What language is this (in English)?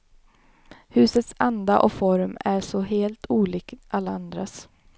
Swedish